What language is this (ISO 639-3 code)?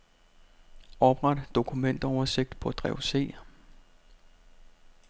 dan